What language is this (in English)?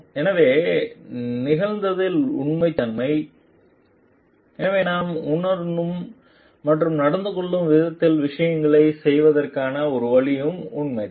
Tamil